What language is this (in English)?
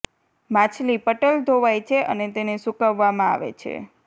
Gujarati